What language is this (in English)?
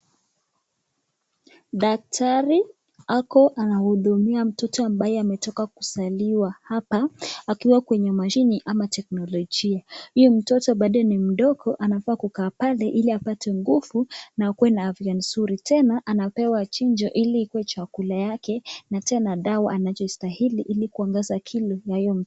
Swahili